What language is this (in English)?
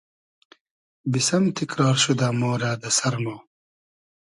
Hazaragi